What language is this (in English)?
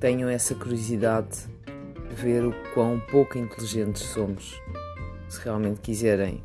Portuguese